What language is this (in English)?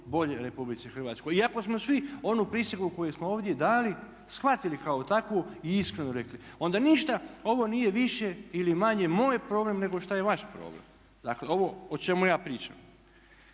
Croatian